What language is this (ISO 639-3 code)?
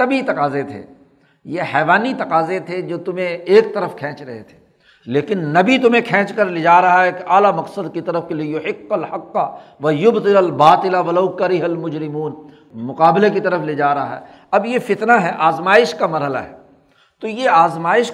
urd